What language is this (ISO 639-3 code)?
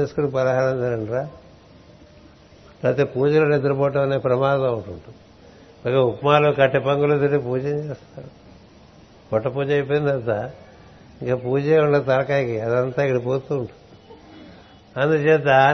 tel